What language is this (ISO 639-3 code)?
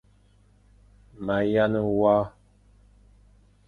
fan